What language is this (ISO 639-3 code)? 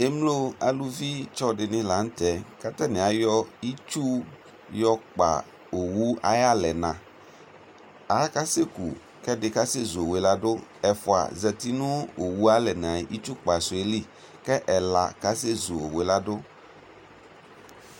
kpo